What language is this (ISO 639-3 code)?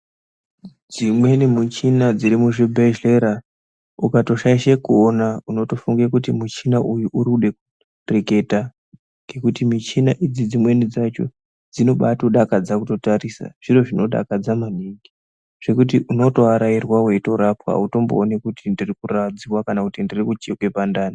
ndc